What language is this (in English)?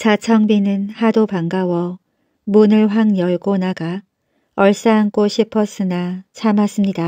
Korean